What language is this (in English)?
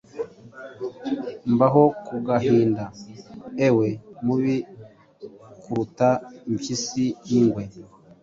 Kinyarwanda